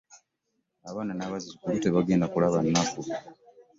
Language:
Ganda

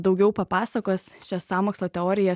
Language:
Lithuanian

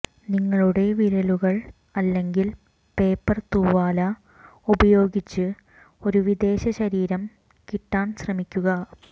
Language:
Malayalam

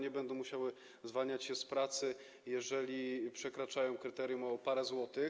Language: Polish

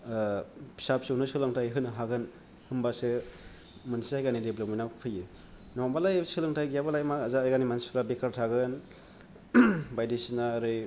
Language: Bodo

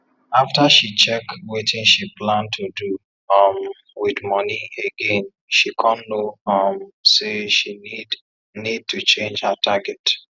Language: Nigerian Pidgin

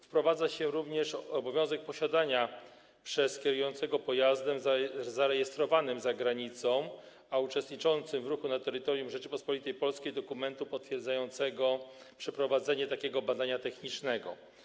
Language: Polish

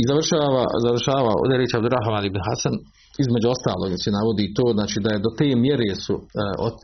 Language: Croatian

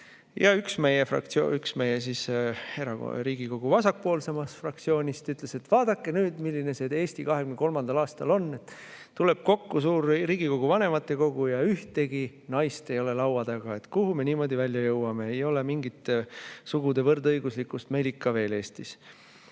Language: Estonian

